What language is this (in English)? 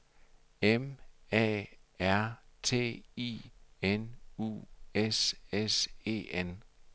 Danish